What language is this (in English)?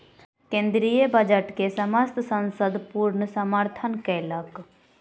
Maithili